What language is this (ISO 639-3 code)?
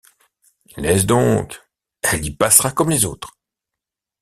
fra